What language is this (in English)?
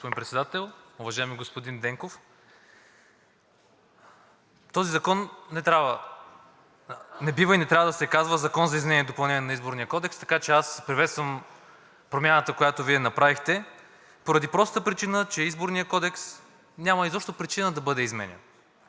Bulgarian